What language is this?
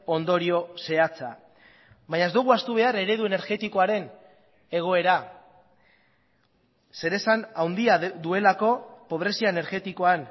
Basque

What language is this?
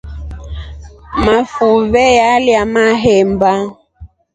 Rombo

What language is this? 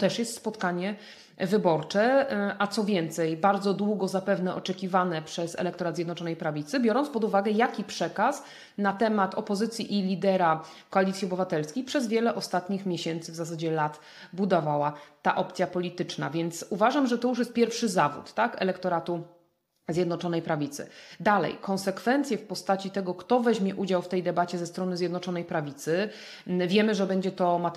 Polish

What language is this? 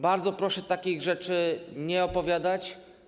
Polish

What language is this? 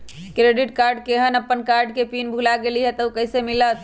Magahi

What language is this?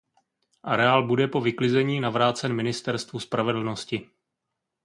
Czech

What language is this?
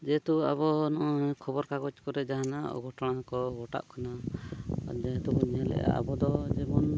Santali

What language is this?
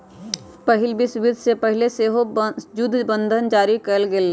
Magahi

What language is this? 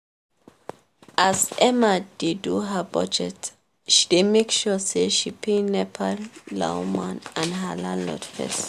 Nigerian Pidgin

